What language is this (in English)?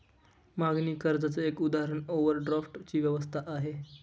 Marathi